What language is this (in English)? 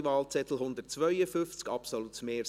Swiss German